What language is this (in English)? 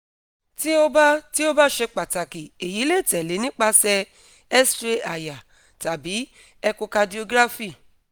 Yoruba